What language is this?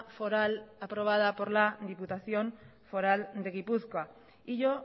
Spanish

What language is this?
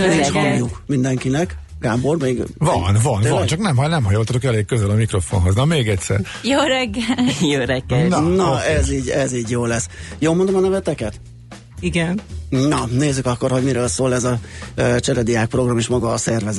Hungarian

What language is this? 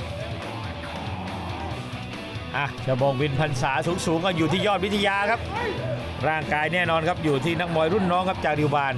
Thai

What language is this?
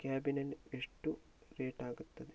Kannada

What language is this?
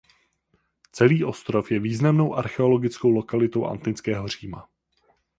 Czech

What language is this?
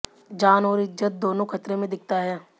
Hindi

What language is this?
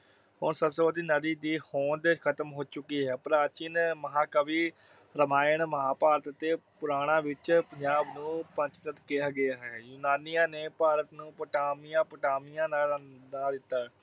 Punjabi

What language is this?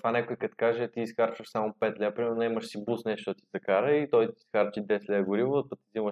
Bulgarian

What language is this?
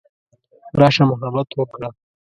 Pashto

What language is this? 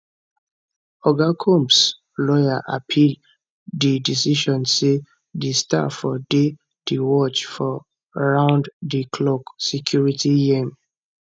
Nigerian Pidgin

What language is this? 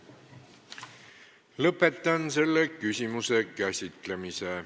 Estonian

